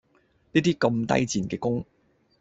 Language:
Cantonese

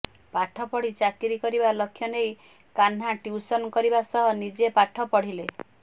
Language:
Odia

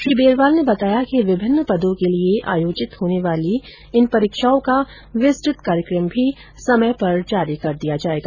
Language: Hindi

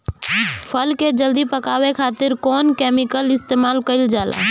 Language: Bhojpuri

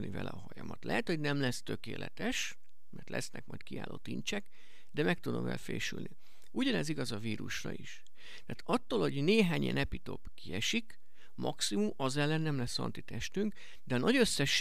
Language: Hungarian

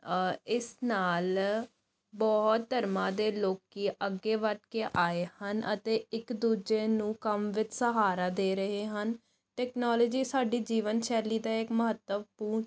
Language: Punjabi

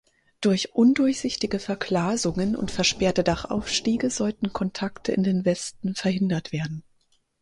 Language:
German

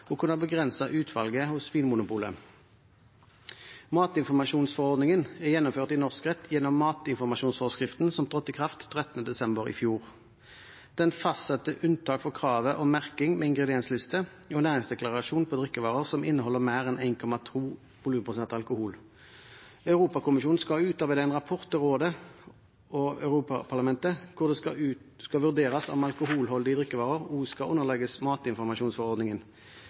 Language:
Norwegian Bokmål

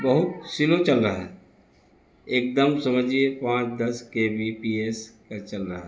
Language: Urdu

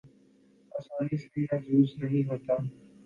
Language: Urdu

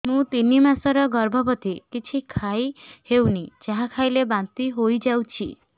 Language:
Odia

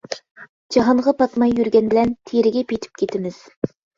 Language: Uyghur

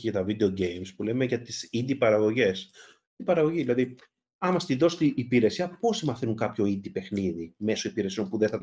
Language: Greek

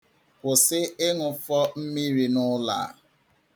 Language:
Igbo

